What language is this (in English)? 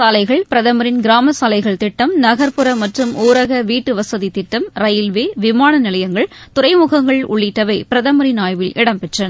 Tamil